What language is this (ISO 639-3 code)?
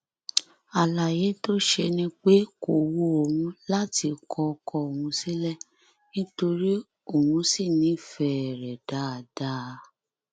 yor